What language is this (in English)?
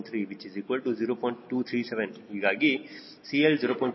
Kannada